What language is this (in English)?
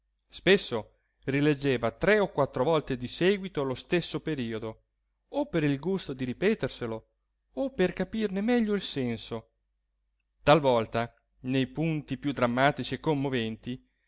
Italian